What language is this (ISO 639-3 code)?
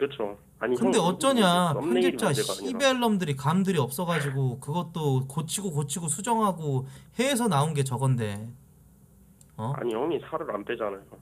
kor